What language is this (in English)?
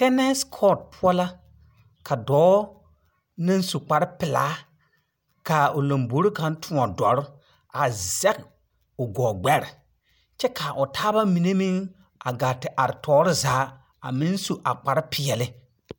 Southern Dagaare